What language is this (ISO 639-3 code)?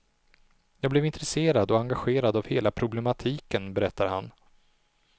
swe